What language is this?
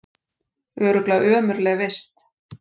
Icelandic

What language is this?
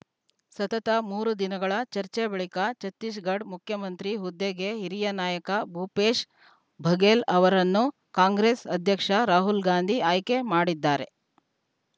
Kannada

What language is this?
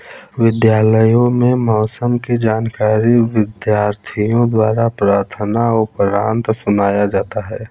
Hindi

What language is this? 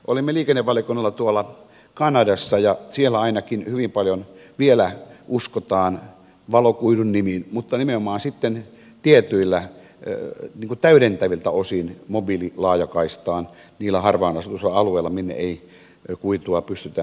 Finnish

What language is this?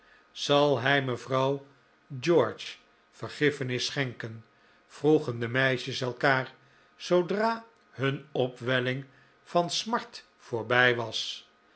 Dutch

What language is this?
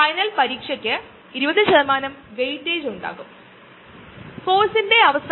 Malayalam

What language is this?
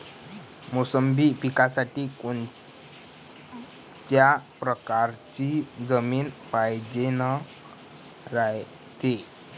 Marathi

